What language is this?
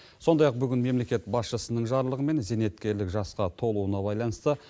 Kazakh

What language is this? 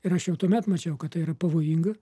Lithuanian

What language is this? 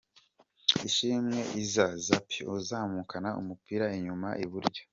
Kinyarwanda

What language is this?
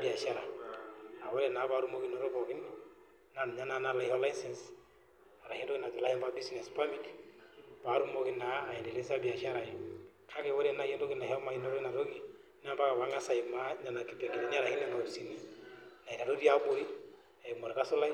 Masai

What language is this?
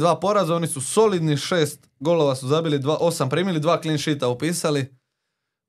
Croatian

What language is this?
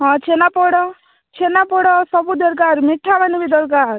Odia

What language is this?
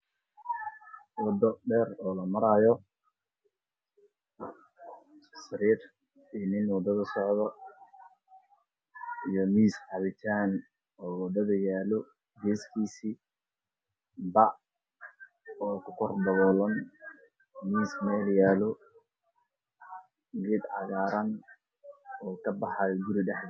Somali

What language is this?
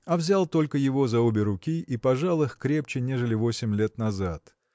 Russian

